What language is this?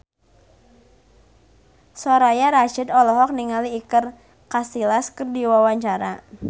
Sundanese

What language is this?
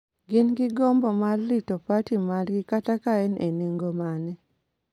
Luo (Kenya and Tanzania)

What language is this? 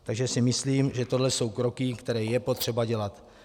Czech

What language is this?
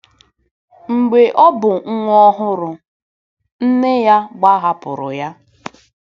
Igbo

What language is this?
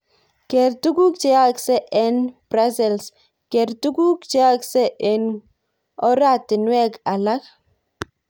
Kalenjin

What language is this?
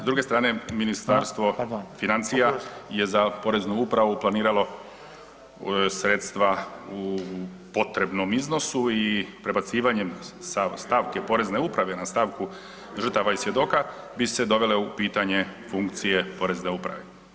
Croatian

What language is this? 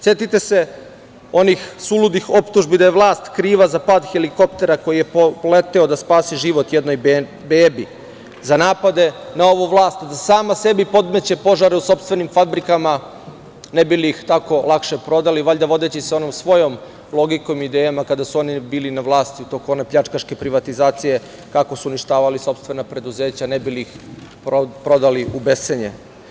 Serbian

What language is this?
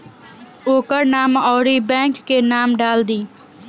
Bhojpuri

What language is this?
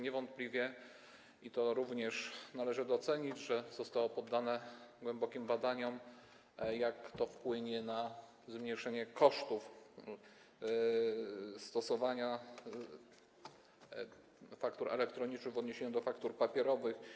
Polish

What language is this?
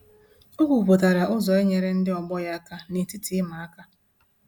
Igbo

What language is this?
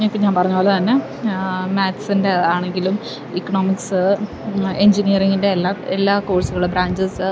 Malayalam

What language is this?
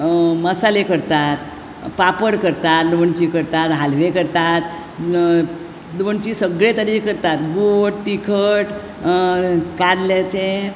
Konkani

